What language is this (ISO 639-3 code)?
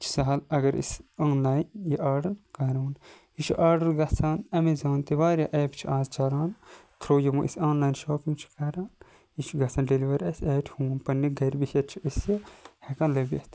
kas